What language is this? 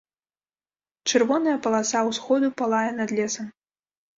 Belarusian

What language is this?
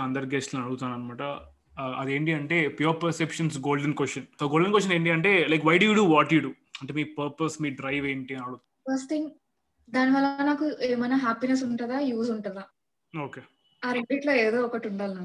Telugu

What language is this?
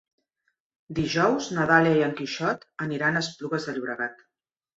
Catalan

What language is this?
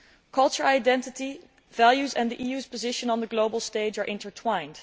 English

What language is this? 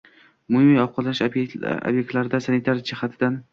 Uzbek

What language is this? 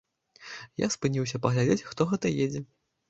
Belarusian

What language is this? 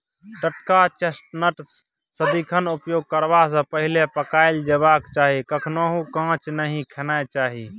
Maithili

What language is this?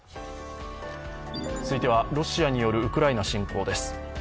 Japanese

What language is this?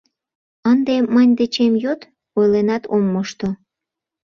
Mari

